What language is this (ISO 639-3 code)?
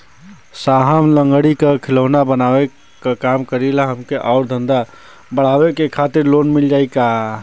bho